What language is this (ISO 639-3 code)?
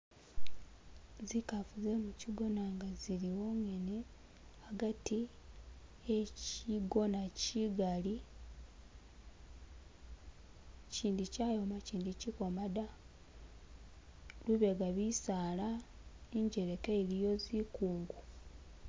myx